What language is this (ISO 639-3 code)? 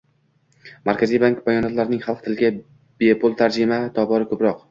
uzb